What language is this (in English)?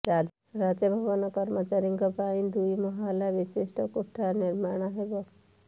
Odia